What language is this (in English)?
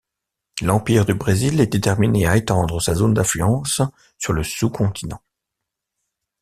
French